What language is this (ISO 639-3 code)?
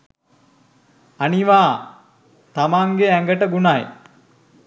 sin